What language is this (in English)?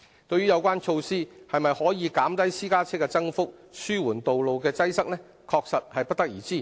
Cantonese